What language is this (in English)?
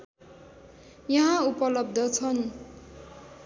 Nepali